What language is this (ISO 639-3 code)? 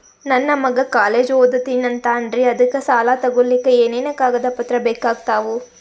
kan